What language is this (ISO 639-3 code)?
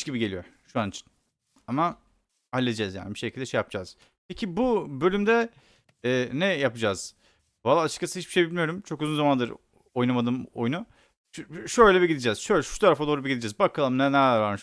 tur